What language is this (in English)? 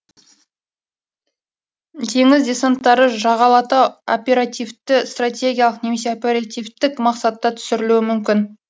Kazakh